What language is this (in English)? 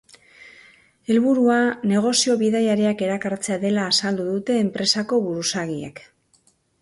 Basque